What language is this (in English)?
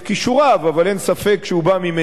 Hebrew